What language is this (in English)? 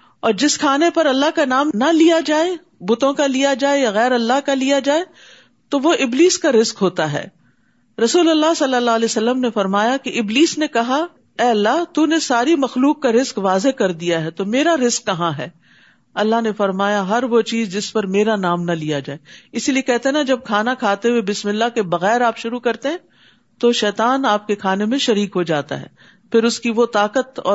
Urdu